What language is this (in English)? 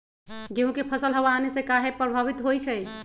Magahi